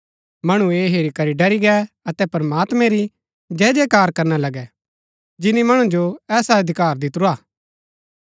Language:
Gaddi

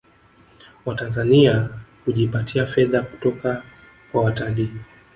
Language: Swahili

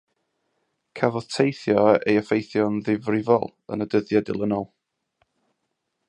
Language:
Welsh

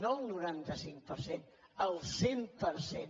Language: Catalan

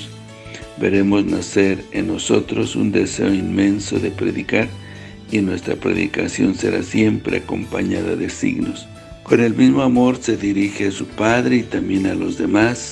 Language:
Spanish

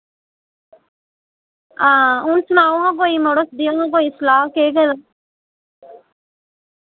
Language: Dogri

